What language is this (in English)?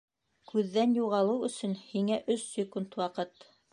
Bashkir